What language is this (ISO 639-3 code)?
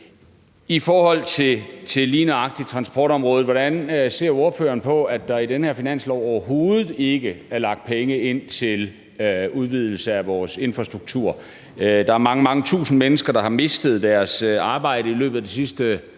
dan